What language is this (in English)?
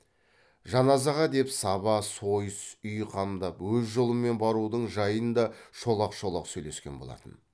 Kazakh